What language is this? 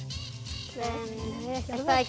Icelandic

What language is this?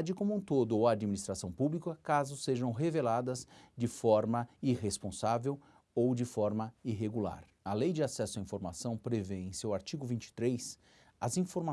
Portuguese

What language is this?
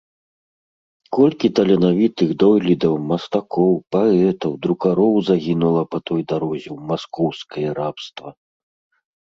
Belarusian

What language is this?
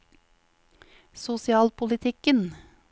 Norwegian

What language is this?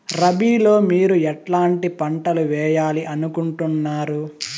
Telugu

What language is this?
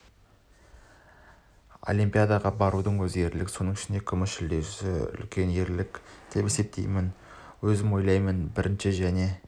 Kazakh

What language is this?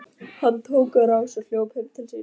Icelandic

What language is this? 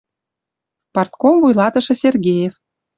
Western Mari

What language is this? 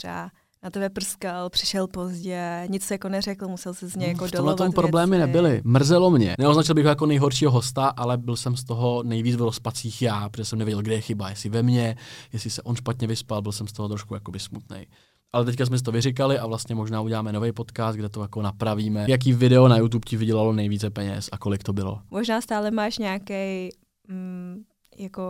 Czech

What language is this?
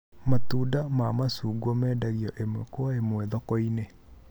Kikuyu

